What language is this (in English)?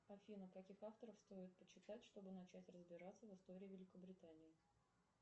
Russian